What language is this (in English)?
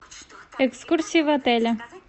Russian